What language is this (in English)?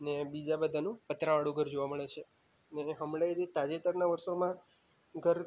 Gujarati